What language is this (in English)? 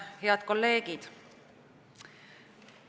Estonian